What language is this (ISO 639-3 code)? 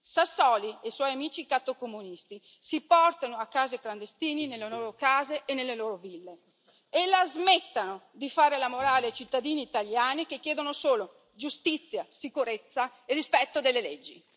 ita